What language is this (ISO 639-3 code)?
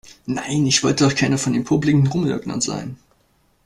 deu